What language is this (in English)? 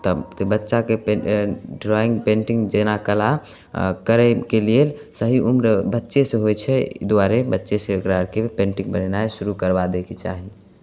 Maithili